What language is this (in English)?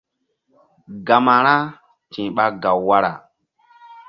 Mbum